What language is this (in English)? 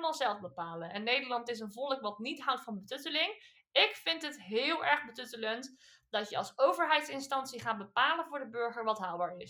Dutch